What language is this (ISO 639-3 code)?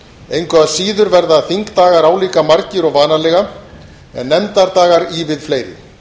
isl